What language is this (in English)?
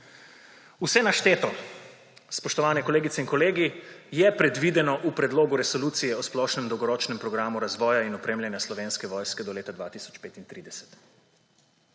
Slovenian